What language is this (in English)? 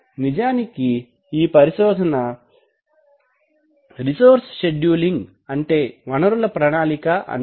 Telugu